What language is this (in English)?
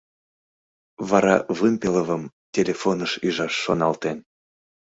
Mari